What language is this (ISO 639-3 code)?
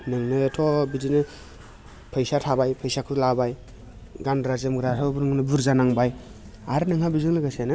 brx